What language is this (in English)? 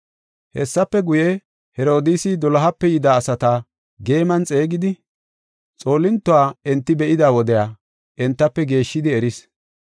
Gofa